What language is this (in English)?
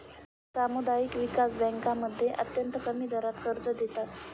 Marathi